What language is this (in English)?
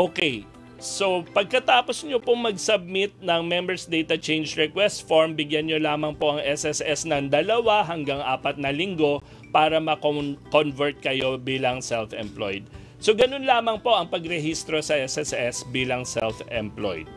Filipino